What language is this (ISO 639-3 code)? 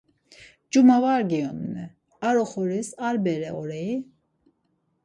lzz